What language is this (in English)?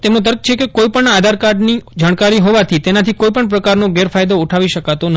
Gujarati